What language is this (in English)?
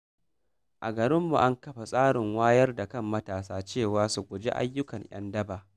Hausa